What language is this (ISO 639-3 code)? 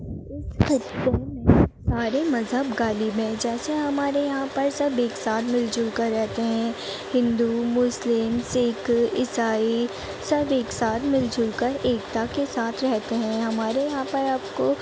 urd